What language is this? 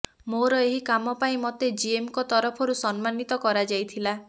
Odia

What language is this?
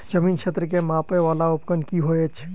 Maithili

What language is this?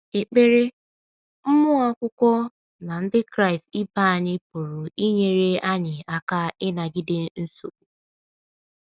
Igbo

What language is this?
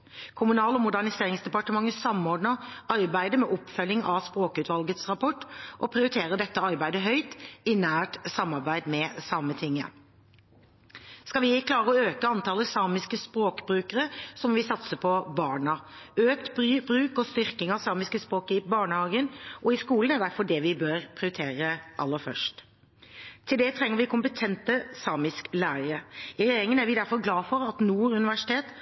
Norwegian Bokmål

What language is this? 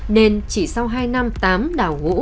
Vietnamese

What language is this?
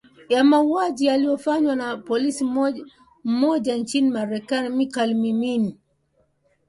Swahili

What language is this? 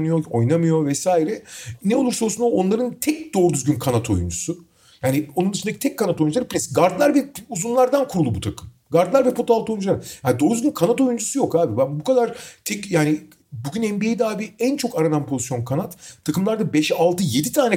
Turkish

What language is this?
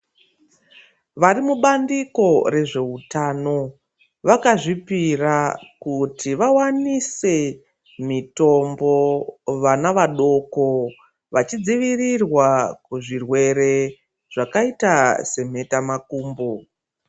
Ndau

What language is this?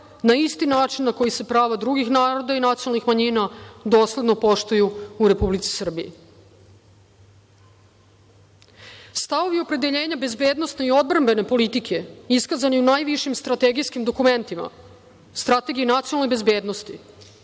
Serbian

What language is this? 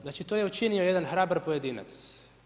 Croatian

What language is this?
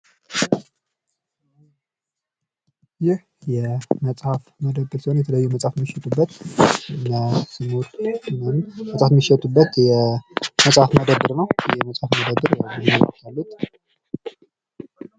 Amharic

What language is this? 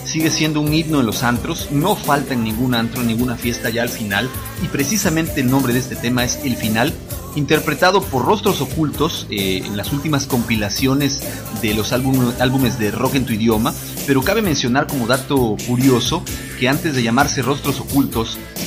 Spanish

